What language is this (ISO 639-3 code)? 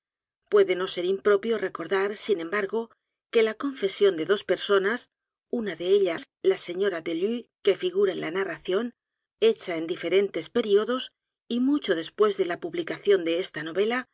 spa